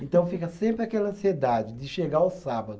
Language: Portuguese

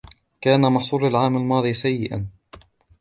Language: Arabic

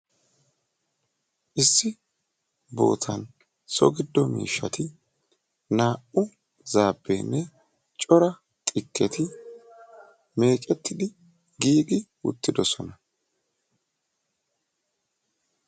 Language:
Wolaytta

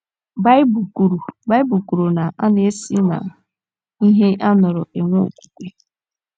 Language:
Igbo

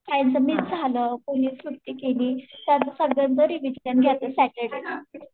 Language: Marathi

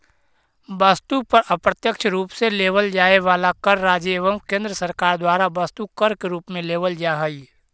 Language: Magahi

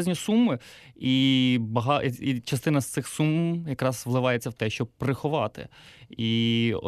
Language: Ukrainian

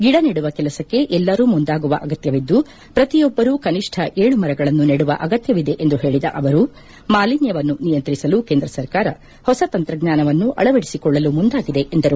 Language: Kannada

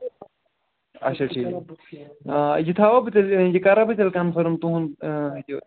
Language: Kashmiri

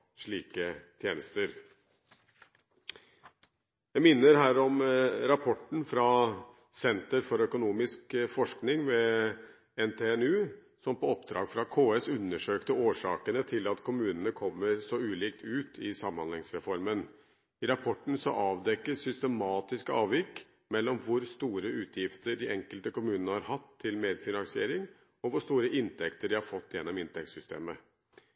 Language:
Norwegian Bokmål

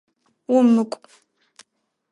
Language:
Adyghe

